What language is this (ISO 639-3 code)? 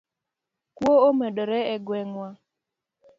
luo